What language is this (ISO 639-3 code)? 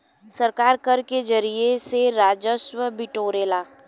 bho